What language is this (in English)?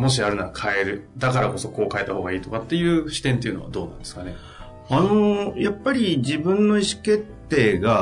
Japanese